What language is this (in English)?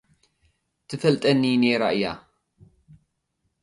Tigrinya